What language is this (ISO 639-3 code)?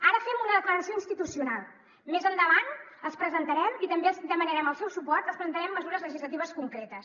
cat